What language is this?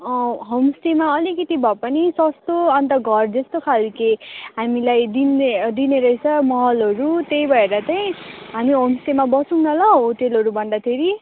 Nepali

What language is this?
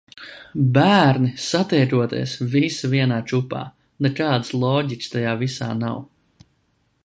Latvian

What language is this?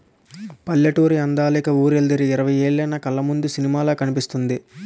Telugu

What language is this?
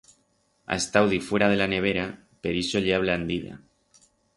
Aragonese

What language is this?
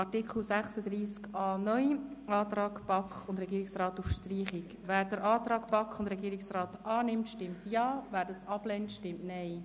Swiss German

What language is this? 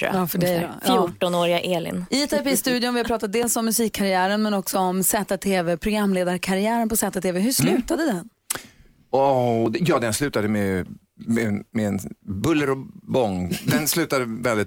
Swedish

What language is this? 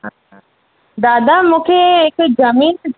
Sindhi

